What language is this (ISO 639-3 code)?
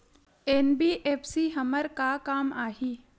hne